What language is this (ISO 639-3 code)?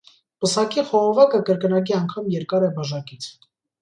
hye